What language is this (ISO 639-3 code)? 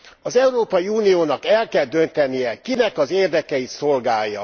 hun